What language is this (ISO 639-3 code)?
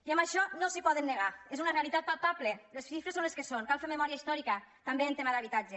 cat